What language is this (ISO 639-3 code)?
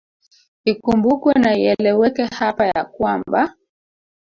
swa